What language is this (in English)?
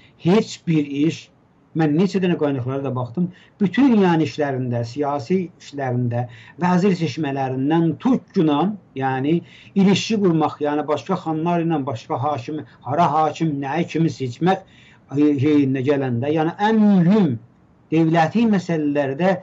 Turkish